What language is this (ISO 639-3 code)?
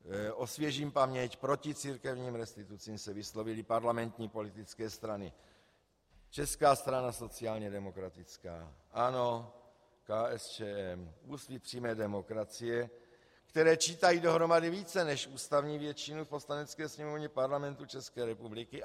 ces